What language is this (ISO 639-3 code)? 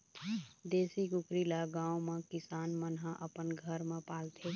hne